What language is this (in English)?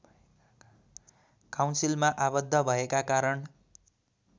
Nepali